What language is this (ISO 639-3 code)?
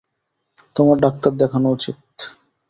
ben